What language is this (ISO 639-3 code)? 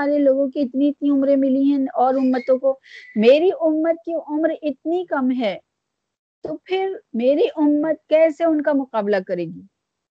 urd